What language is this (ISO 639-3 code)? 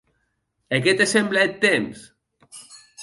oci